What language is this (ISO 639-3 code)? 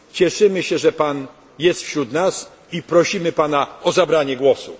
pol